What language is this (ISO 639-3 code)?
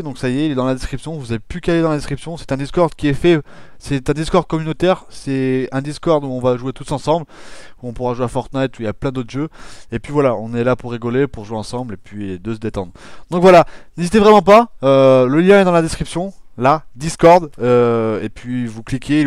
fra